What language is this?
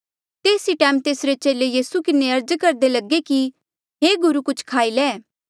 Mandeali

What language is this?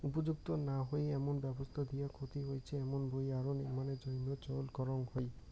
Bangla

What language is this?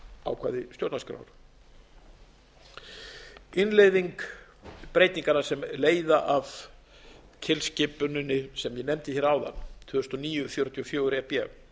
Icelandic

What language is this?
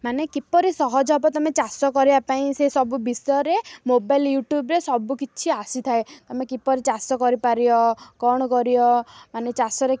Odia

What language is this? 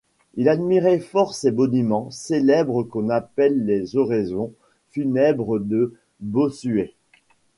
French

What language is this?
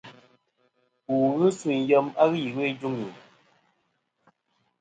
Kom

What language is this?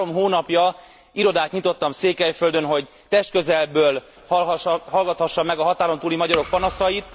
Hungarian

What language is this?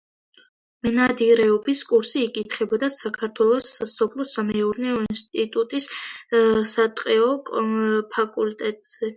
Georgian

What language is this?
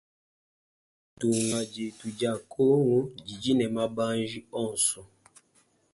Luba-Lulua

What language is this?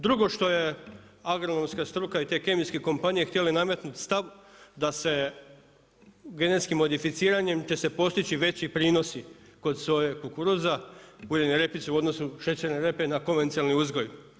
Croatian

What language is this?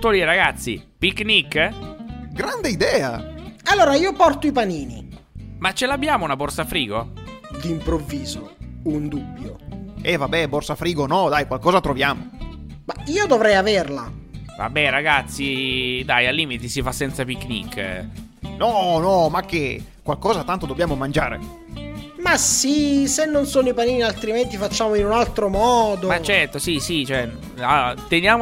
Italian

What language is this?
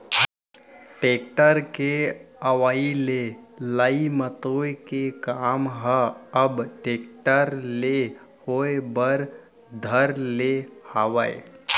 Chhattisgarhi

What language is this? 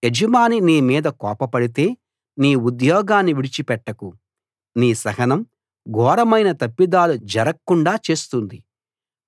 Telugu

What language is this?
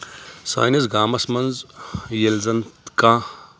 Kashmiri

